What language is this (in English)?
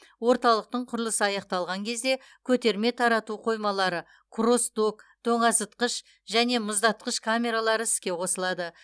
Kazakh